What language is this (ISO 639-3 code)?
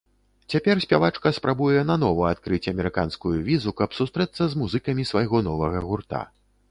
bel